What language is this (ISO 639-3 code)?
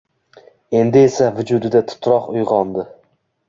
uzb